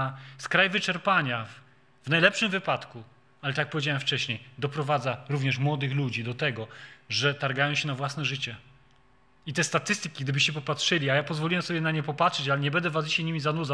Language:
Polish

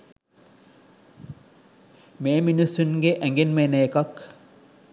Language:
Sinhala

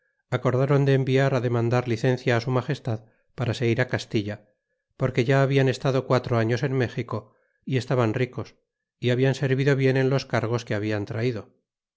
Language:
Spanish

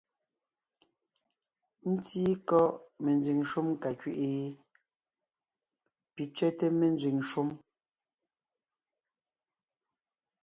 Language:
Ngiemboon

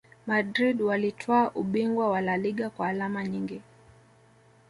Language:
Swahili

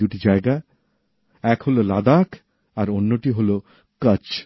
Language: Bangla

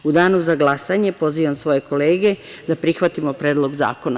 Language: Serbian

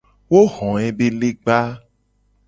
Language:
Gen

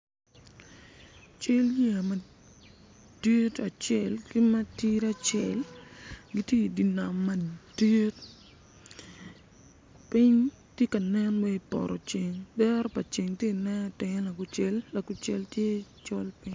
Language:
Acoli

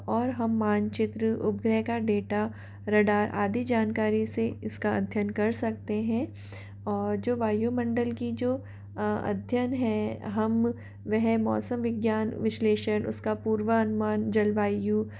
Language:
Hindi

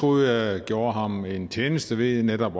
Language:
Danish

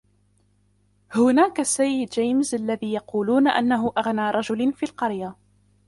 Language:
Arabic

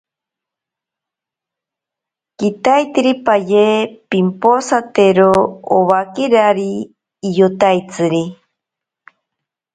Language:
Ashéninka Perené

